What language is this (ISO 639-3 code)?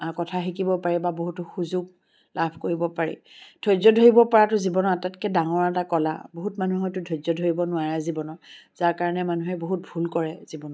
asm